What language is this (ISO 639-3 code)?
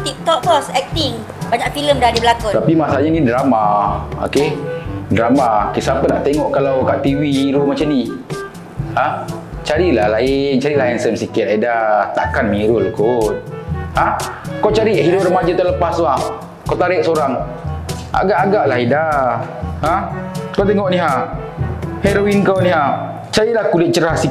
msa